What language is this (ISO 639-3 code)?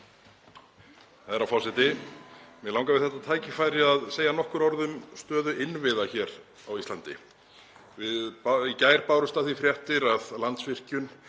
isl